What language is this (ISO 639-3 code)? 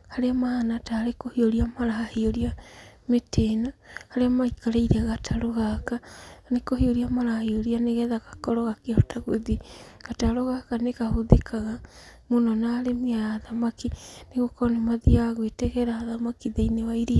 kik